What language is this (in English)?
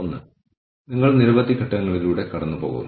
Malayalam